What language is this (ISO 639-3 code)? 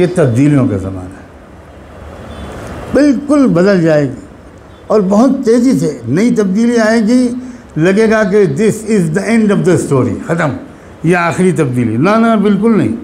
urd